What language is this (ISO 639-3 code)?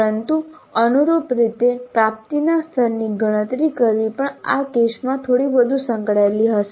guj